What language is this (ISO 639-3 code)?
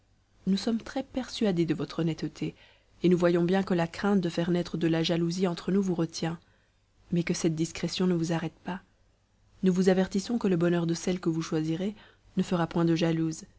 fra